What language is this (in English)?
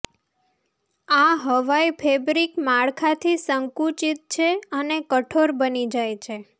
Gujarati